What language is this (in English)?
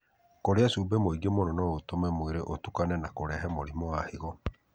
Kikuyu